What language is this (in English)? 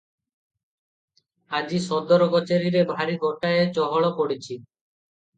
Odia